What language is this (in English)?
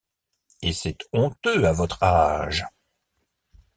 French